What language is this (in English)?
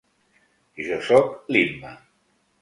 Catalan